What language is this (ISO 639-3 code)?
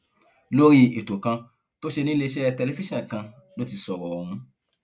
yor